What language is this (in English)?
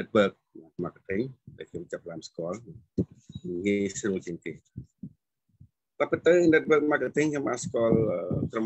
Vietnamese